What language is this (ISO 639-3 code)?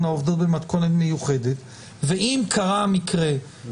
heb